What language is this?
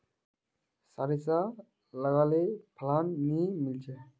Magahi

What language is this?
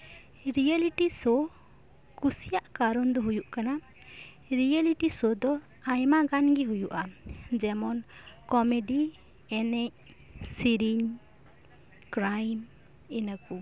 Santali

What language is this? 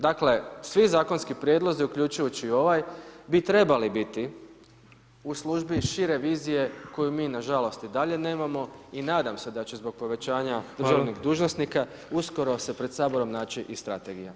Croatian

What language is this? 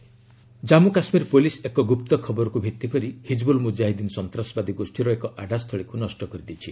Odia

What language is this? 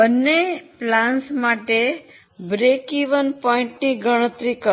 Gujarati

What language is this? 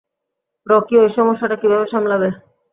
Bangla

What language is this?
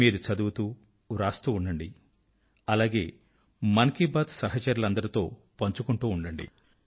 Telugu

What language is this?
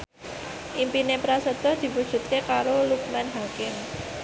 Javanese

